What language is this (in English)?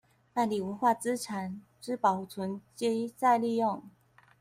Chinese